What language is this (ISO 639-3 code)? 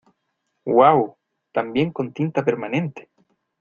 spa